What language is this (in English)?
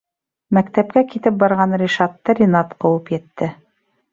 Bashkir